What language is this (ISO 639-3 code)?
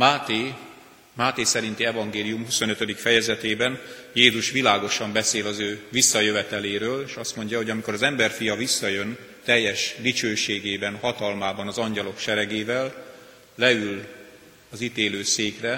hun